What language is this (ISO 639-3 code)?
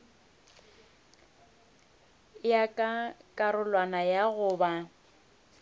nso